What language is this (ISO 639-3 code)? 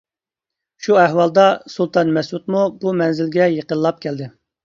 uig